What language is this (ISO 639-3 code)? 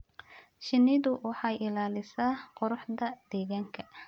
som